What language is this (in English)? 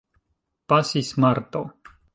Esperanto